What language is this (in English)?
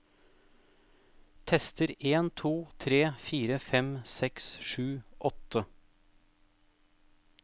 Norwegian